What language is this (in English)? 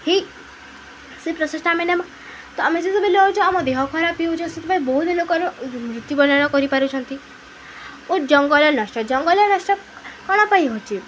Odia